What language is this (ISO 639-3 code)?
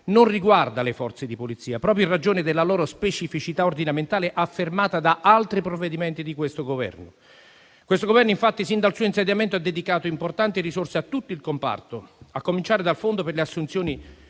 ita